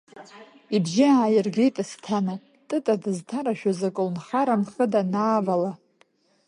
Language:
Abkhazian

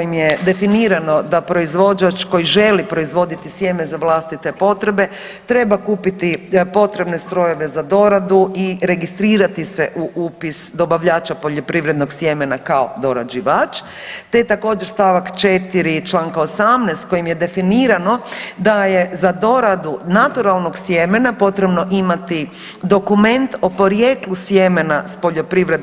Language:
Croatian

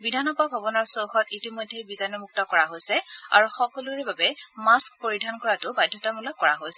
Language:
Assamese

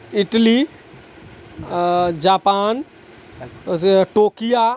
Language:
Maithili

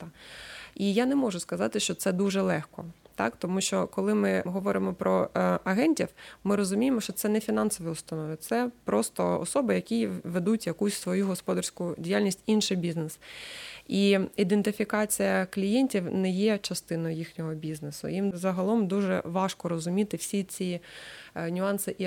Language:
Ukrainian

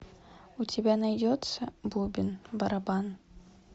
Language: Russian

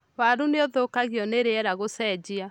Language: Kikuyu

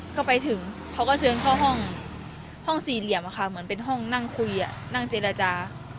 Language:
Thai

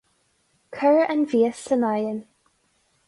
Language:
Irish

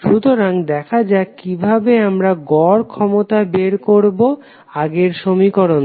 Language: Bangla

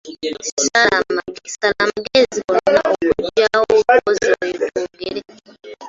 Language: Ganda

